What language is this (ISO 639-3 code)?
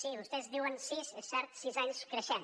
cat